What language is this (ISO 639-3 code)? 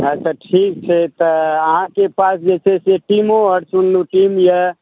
mai